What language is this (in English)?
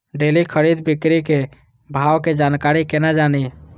Maithili